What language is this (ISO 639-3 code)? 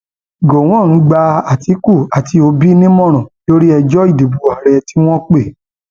yor